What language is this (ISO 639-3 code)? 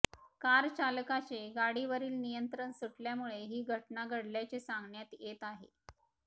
mar